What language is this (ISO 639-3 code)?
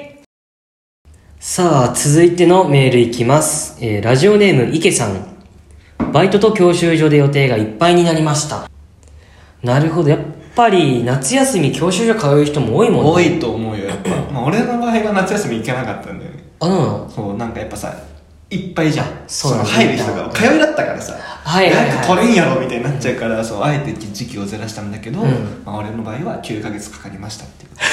jpn